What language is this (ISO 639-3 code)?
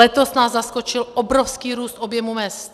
ces